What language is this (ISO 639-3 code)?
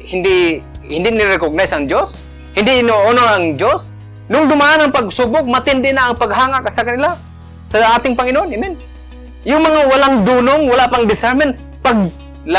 fil